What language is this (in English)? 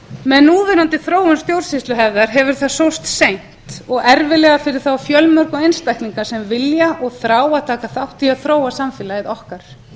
Icelandic